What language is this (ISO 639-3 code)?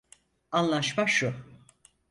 tur